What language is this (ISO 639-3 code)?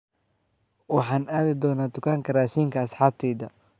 som